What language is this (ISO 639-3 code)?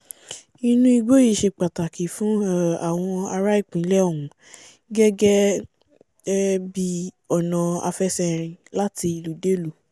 yor